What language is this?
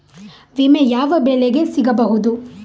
Kannada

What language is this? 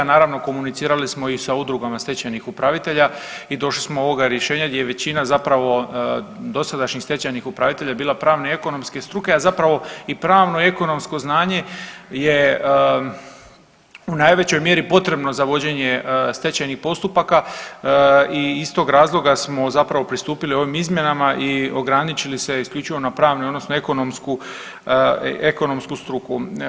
Croatian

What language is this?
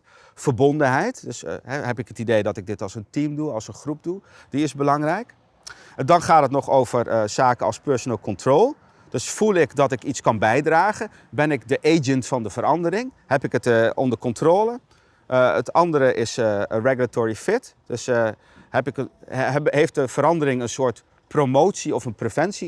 Dutch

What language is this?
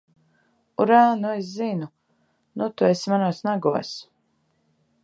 Latvian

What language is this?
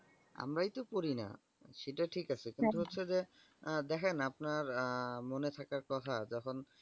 Bangla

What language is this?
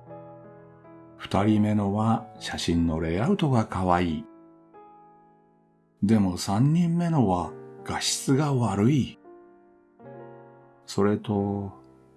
Japanese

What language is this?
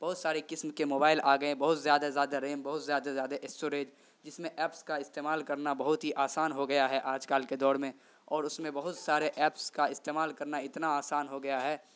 Urdu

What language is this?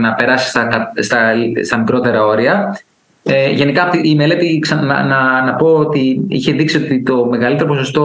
Greek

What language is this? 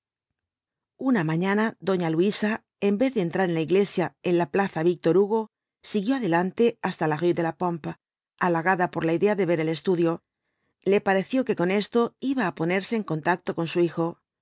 Spanish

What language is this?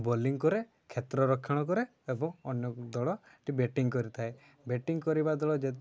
Odia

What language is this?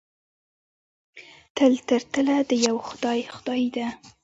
Pashto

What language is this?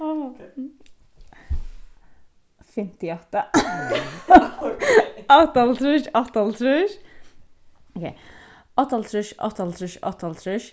Faroese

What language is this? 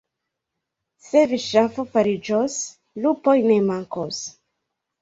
Esperanto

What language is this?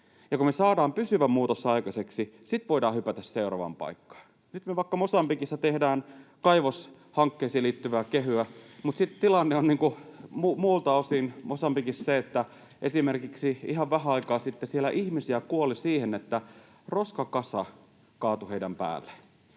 Finnish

